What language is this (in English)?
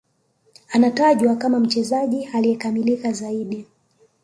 Swahili